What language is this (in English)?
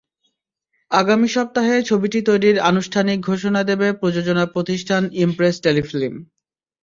Bangla